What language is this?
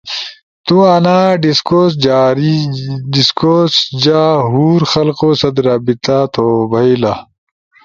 Ushojo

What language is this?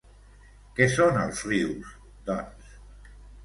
Catalan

